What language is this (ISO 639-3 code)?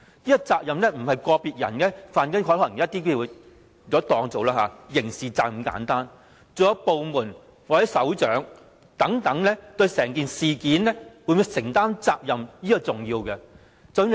yue